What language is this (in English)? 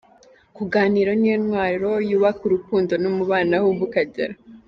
Kinyarwanda